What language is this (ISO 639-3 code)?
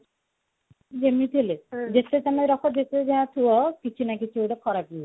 ori